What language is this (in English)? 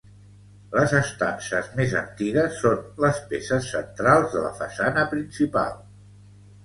Catalan